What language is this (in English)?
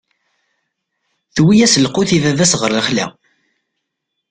Kabyle